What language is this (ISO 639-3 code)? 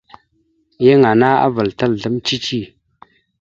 mxu